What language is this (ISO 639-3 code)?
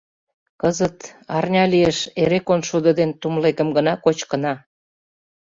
chm